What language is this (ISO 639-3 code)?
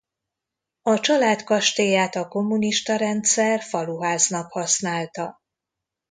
hun